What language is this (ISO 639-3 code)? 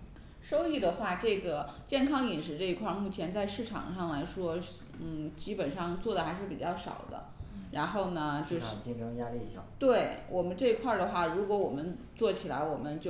zho